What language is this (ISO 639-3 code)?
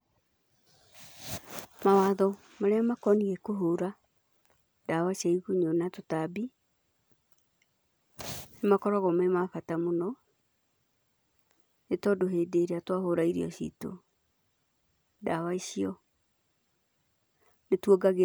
kik